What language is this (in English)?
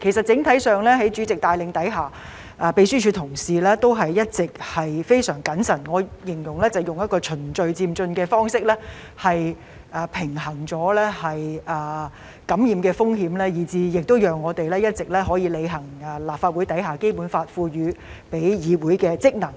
Cantonese